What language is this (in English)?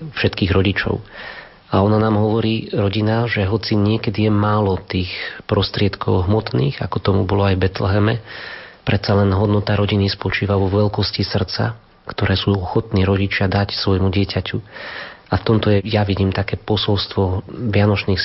Slovak